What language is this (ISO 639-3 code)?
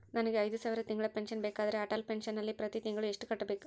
kan